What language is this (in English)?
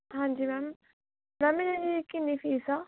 Punjabi